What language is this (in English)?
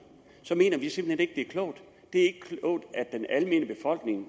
Danish